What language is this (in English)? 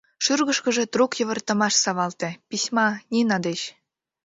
Mari